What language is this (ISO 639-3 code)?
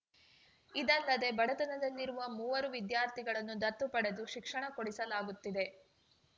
kan